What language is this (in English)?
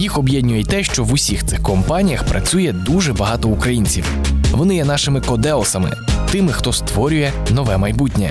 Ukrainian